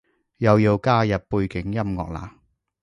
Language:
Cantonese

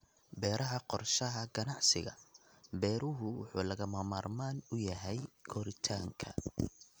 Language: Somali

